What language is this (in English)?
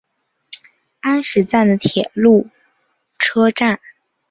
Chinese